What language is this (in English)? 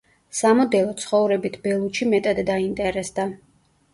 Georgian